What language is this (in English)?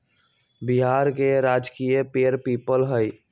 Magahi